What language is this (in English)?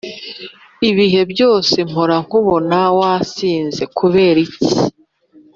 Kinyarwanda